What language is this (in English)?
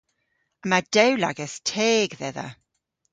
Cornish